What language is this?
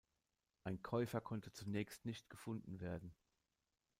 German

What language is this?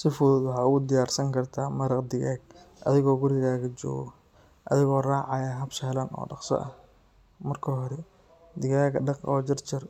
Somali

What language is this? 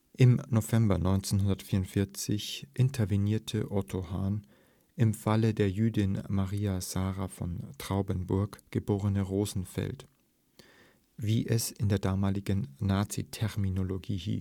German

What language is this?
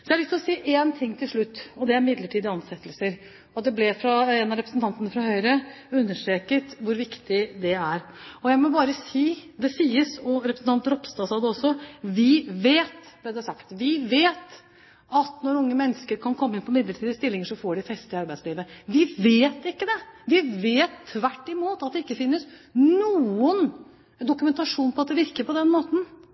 Norwegian Bokmål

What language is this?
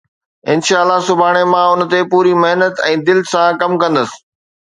Sindhi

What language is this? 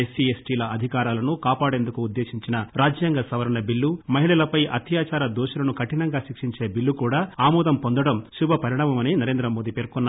Telugu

